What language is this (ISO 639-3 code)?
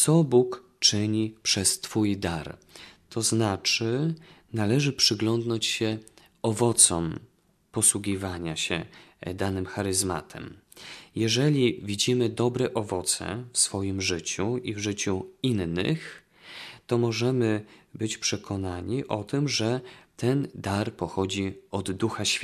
pol